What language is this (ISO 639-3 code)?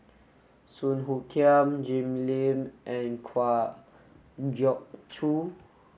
eng